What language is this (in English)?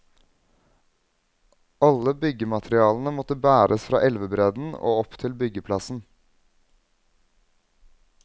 Norwegian